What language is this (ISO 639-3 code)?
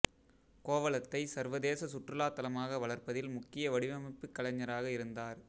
tam